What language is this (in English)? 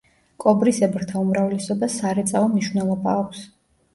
Georgian